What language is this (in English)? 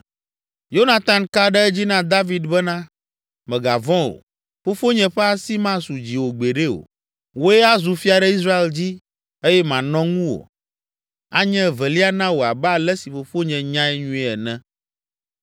Ewe